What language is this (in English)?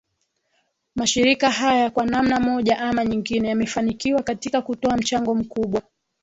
Swahili